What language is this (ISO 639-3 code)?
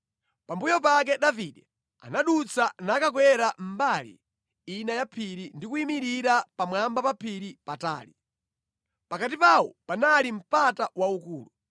nya